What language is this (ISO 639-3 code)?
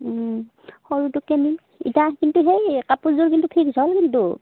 asm